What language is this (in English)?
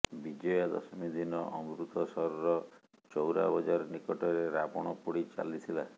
Odia